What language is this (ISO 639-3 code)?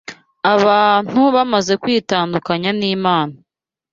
kin